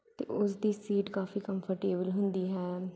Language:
Punjabi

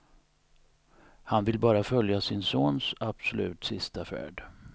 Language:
Swedish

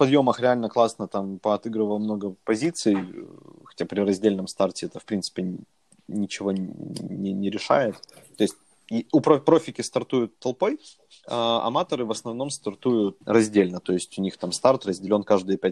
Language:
Russian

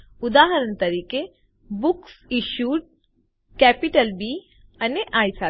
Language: Gujarati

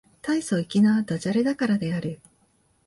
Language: Japanese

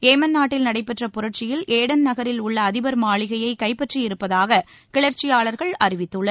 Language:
Tamil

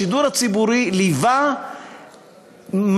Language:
Hebrew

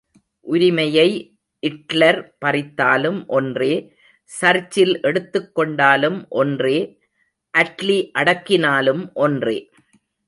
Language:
Tamil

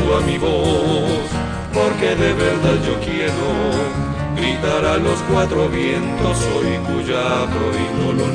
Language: Spanish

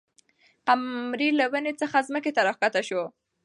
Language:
Pashto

